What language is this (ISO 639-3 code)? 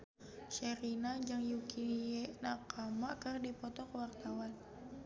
sun